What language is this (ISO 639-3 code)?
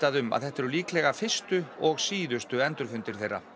isl